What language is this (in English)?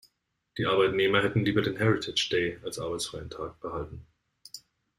German